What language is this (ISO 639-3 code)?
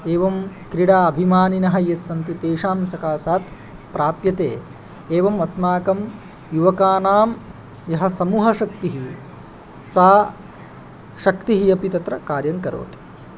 san